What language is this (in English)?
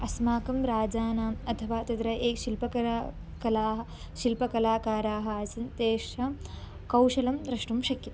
Sanskrit